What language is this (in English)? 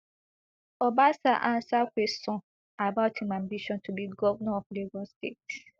Nigerian Pidgin